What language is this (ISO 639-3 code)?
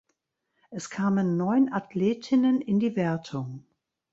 deu